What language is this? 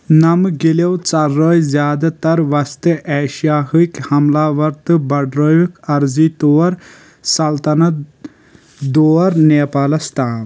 Kashmiri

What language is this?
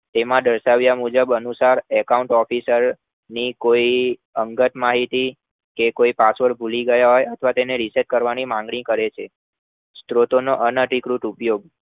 Gujarati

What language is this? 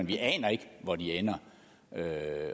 Danish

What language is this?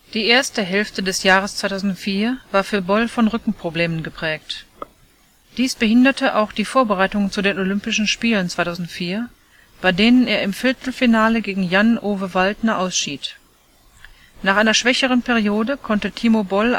German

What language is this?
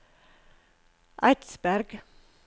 Norwegian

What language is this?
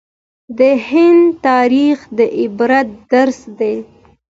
Pashto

